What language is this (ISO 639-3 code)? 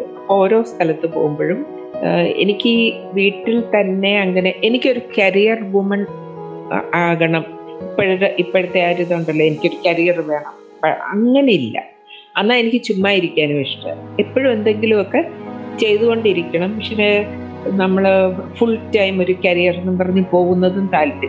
mal